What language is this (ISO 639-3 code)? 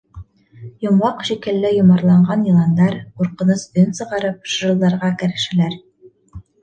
bak